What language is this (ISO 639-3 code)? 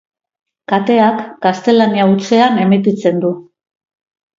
eus